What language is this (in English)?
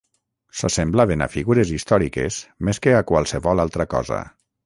Catalan